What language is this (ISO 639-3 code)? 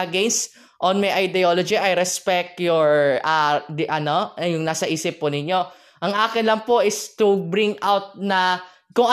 fil